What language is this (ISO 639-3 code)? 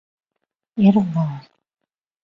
chm